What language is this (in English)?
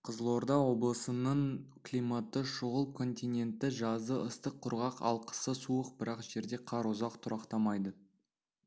Kazakh